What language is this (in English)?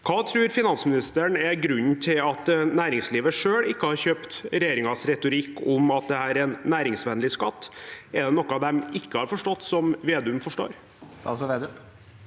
Norwegian